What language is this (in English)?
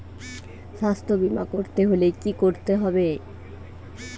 Bangla